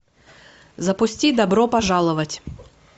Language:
Russian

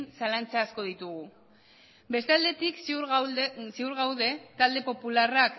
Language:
Basque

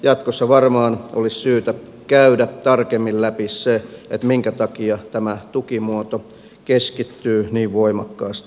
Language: Finnish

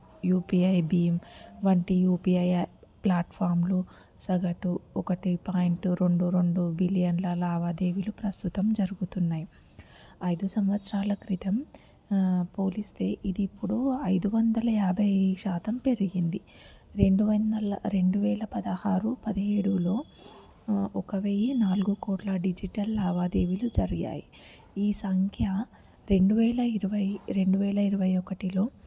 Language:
Telugu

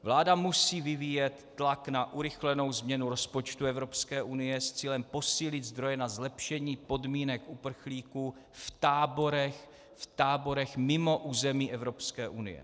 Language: Czech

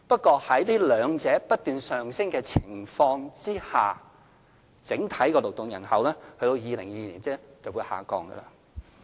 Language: Cantonese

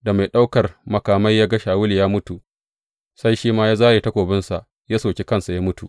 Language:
Hausa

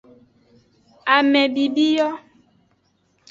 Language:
Aja (Benin)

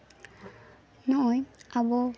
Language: Santali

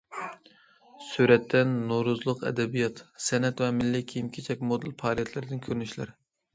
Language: Uyghur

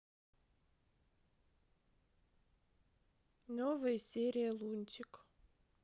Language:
Russian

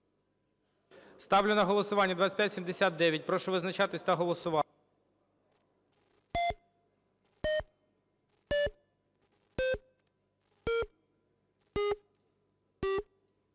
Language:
Ukrainian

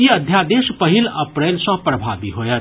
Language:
Maithili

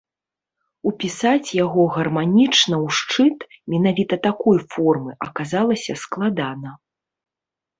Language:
Belarusian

